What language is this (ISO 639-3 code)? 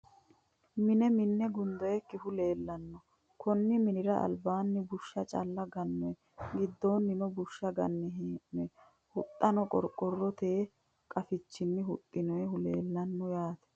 sid